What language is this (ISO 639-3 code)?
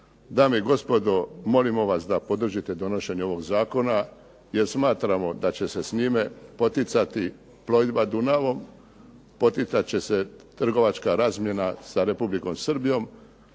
hrv